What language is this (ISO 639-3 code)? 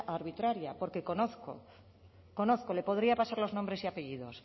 spa